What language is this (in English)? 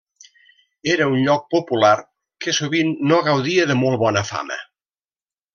Catalan